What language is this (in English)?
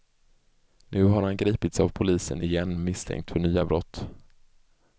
Swedish